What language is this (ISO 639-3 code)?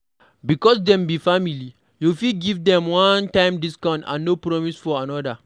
pcm